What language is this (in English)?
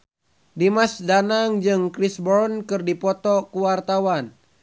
Sundanese